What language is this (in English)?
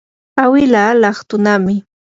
Yanahuanca Pasco Quechua